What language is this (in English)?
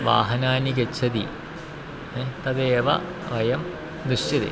Sanskrit